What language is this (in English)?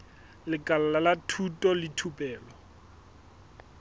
Southern Sotho